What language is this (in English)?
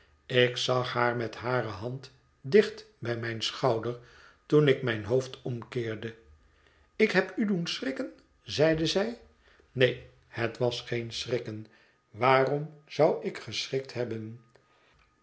Dutch